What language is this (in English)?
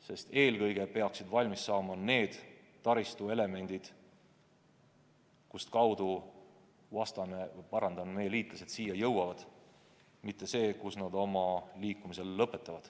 Estonian